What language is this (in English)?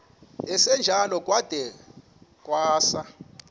Xhosa